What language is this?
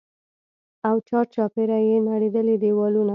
Pashto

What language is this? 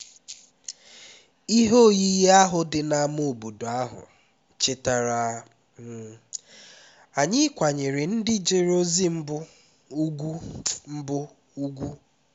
Igbo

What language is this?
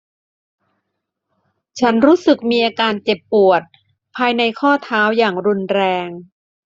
Thai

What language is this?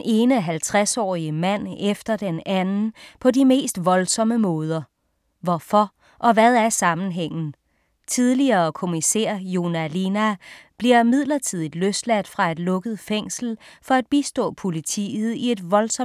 Danish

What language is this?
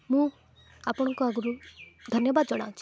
Odia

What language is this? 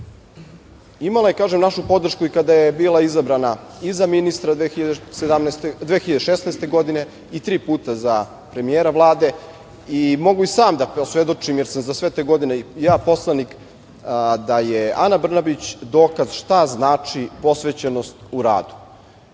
Serbian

